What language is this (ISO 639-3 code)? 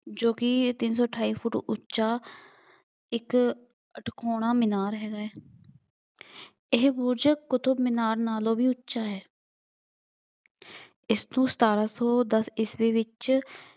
pan